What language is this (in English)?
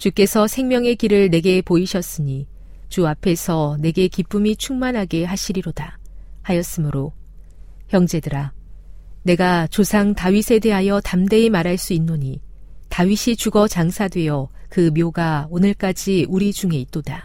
Korean